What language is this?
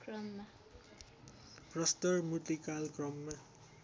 Nepali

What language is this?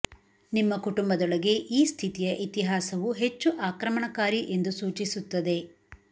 Kannada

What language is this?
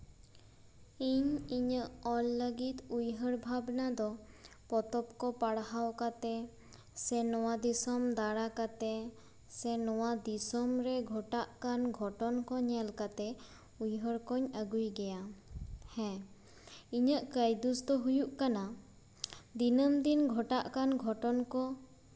Santali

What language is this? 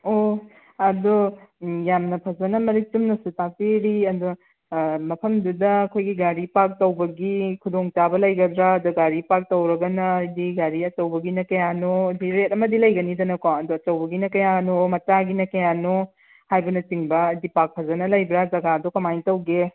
Manipuri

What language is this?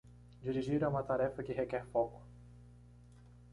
Portuguese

